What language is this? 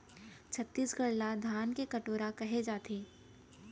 Chhattisgarhi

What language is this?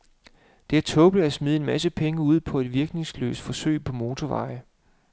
Danish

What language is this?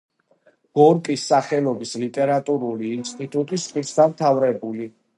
Georgian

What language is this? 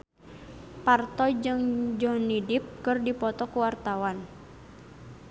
Sundanese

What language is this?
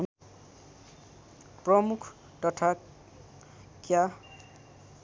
Nepali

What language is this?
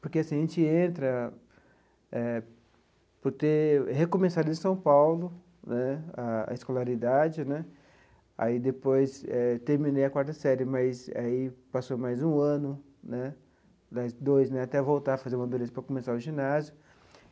Portuguese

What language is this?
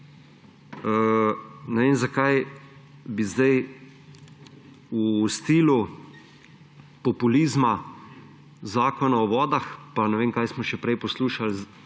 Slovenian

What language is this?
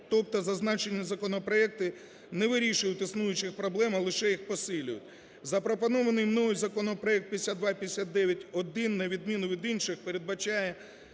Ukrainian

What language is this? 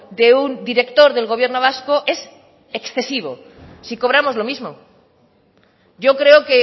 Spanish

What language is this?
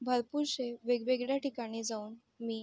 Marathi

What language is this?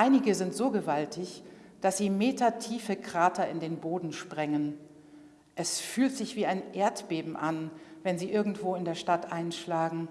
German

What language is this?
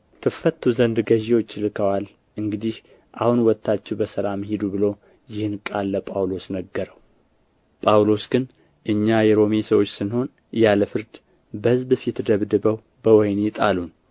Amharic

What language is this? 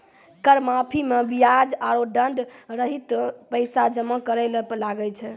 Maithili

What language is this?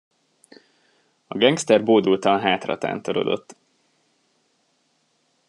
Hungarian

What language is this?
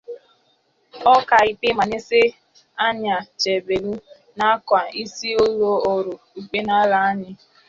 Igbo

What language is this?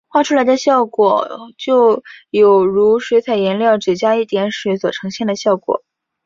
Chinese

